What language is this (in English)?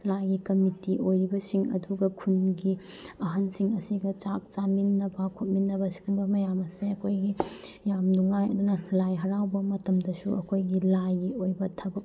Manipuri